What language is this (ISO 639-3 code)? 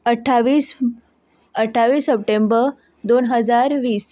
kok